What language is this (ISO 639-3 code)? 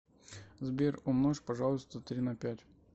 rus